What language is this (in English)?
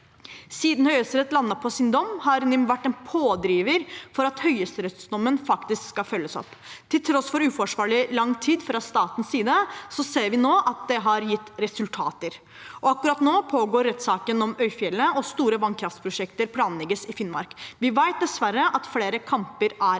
Norwegian